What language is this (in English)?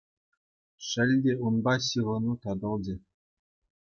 Chuvash